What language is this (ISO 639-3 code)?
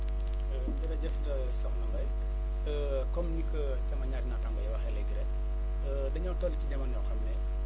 wol